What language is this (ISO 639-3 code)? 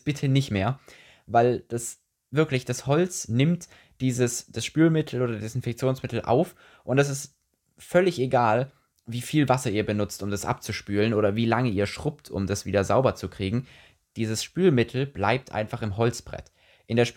deu